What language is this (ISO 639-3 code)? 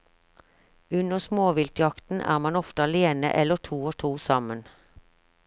nor